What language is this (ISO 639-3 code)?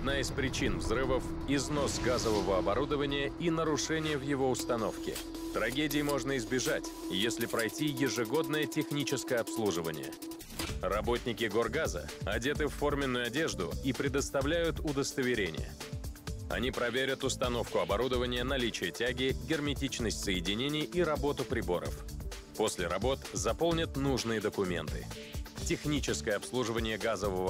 rus